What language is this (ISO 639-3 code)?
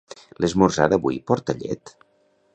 cat